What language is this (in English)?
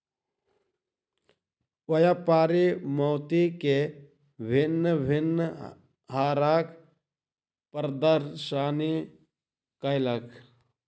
Maithili